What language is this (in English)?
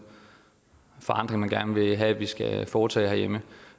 Danish